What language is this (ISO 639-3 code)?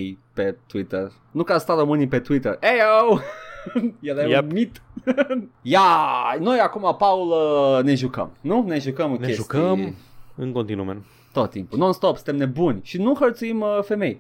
ron